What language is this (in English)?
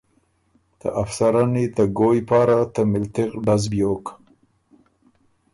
Ormuri